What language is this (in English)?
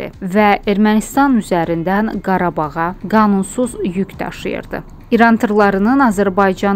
Turkish